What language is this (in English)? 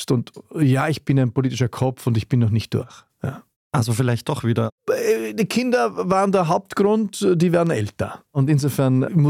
German